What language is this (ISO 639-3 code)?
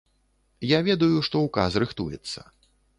bel